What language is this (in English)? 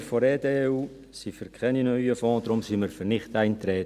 Swiss German